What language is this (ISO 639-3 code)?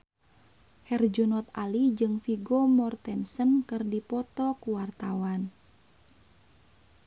sun